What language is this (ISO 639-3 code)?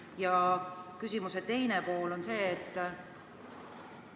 est